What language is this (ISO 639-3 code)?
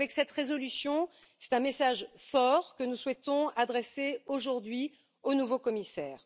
fra